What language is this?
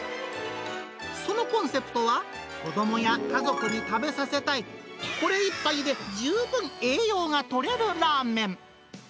Japanese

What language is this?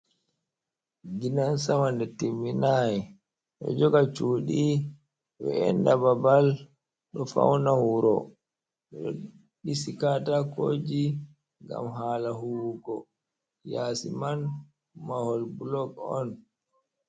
Fula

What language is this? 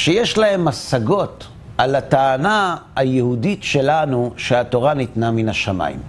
Hebrew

